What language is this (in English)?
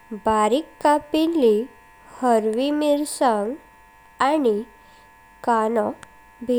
Konkani